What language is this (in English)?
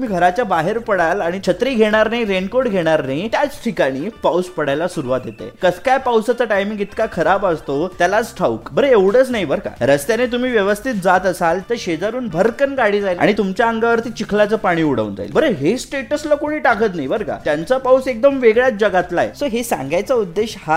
Hindi